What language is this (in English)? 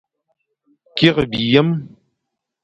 Fang